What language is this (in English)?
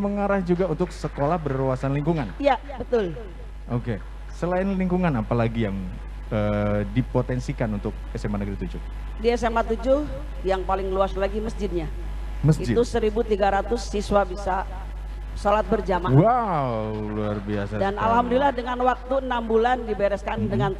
Indonesian